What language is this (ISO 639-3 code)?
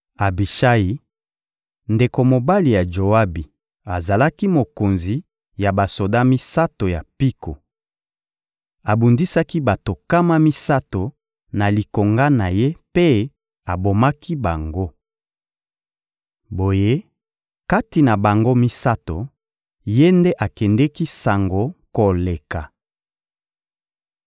lin